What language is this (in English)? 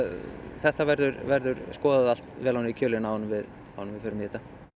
Icelandic